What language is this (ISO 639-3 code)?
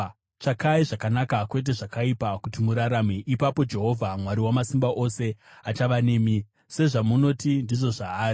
sna